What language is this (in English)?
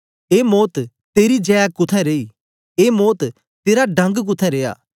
Dogri